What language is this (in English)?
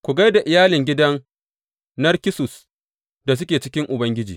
Hausa